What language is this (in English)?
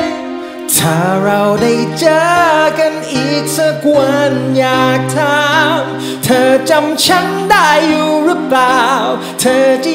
Thai